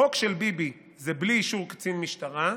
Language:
Hebrew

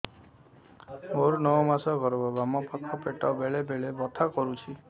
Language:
Odia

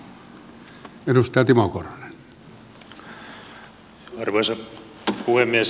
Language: Finnish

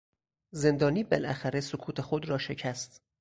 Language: Persian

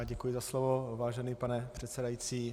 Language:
Czech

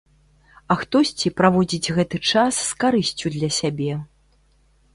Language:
Belarusian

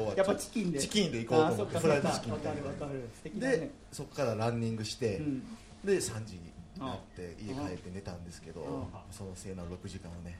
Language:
Japanese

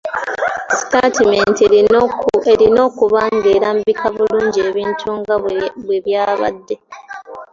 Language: Ganda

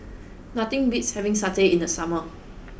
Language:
English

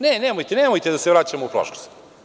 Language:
Serbian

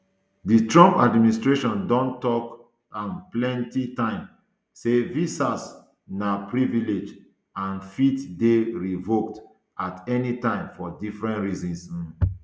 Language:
Nigerian Pidgin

